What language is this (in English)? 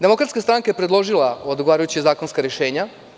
Serbian